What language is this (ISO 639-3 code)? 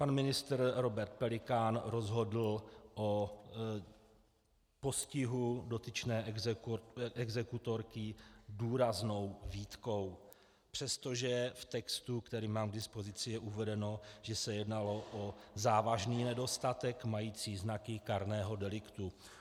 ces